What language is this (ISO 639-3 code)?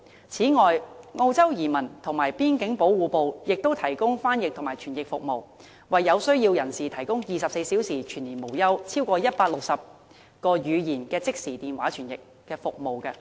yue